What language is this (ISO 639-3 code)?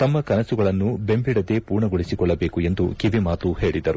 kan